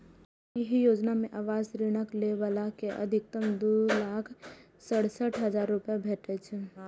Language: Maithili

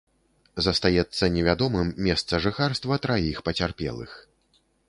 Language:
Belarusian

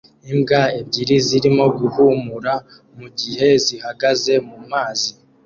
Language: Kinyarwanda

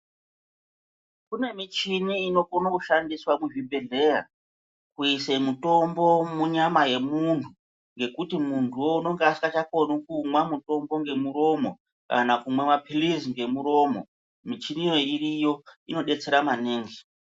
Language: Ndau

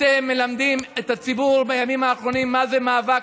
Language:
Hebrew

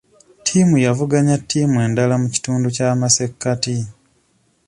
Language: Ganda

